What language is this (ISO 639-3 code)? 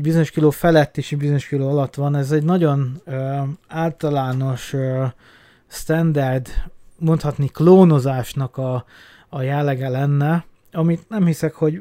hun